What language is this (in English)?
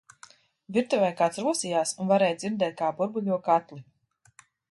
Latvian